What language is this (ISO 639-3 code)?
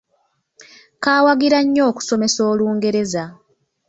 lug